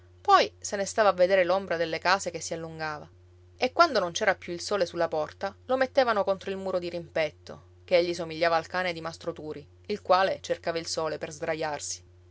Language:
Italian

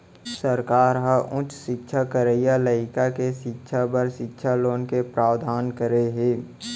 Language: Chhattisgarhi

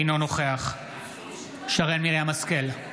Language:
Hebrew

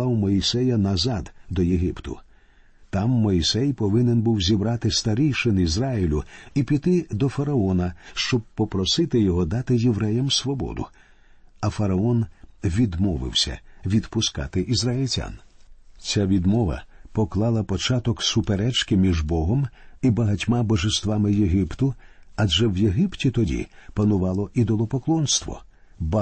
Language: Ukrainian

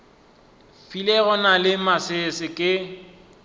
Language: Northern Sotho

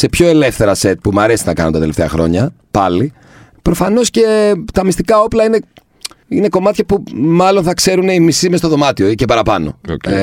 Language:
Greek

